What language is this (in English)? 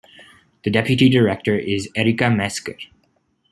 English